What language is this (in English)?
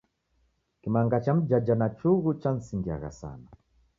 Taita